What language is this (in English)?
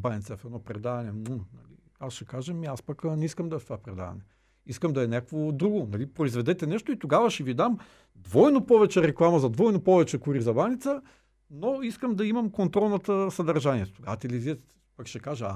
Bulgarian